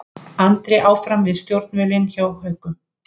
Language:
Icelandic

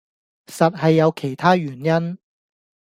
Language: Cantonese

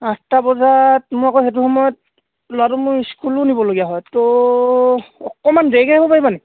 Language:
Assamese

